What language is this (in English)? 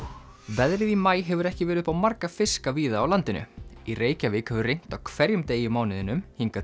Icelandic